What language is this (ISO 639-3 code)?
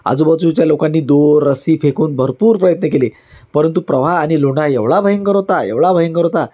mar